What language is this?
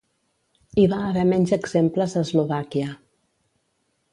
Catalan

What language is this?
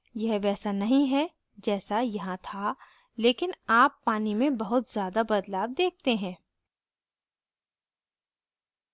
Hindi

